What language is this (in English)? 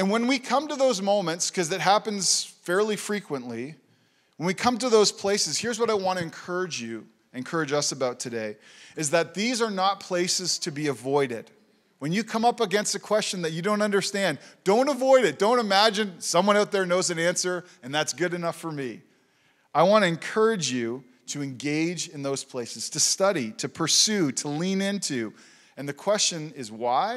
English